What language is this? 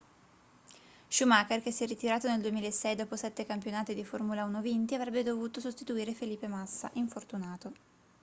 Italian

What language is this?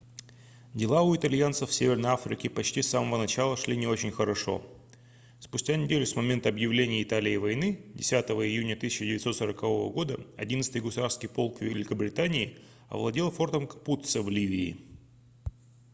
Russian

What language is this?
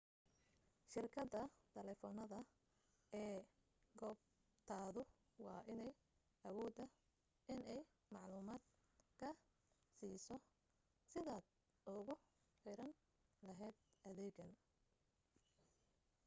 Somali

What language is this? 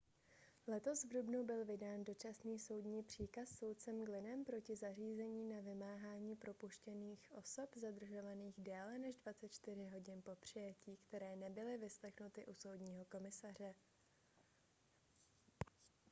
Czech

